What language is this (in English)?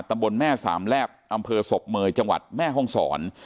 Thai